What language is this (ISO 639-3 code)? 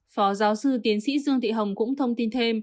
vie